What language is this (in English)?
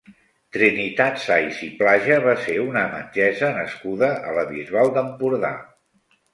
Catalan